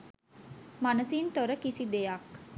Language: Sinhala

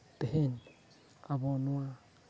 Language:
Santali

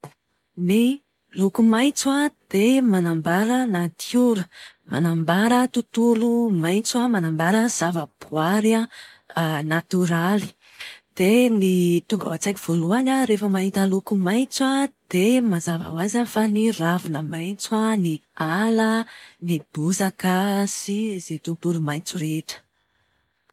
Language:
Malagasy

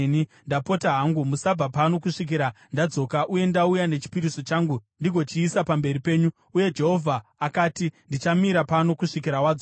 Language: Shona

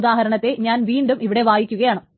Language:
Malayalam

